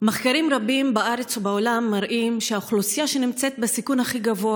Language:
Hebrew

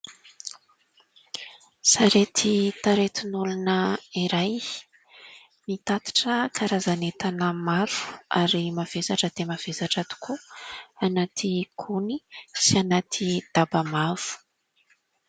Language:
Malagasy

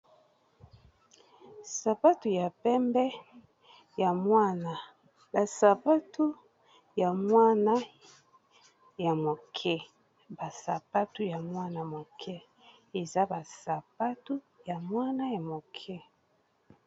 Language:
Lingala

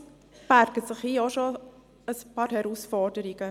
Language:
Swiss German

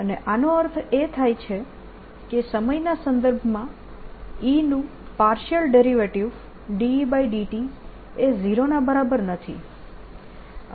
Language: Gujarati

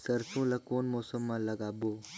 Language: Chhattisgarhi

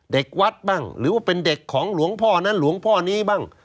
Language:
Thai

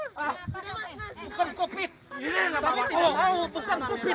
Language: Indonesian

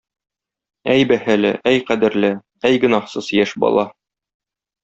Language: Tatar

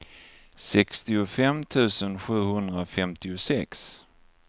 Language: Swedish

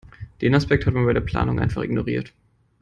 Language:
German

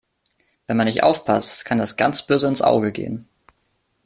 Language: German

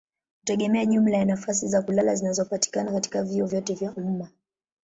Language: Swahili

